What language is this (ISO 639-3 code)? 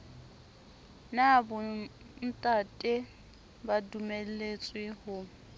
sot